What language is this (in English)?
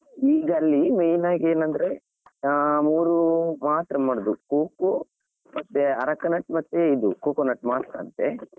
Kannada